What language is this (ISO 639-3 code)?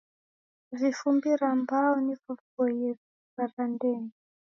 dav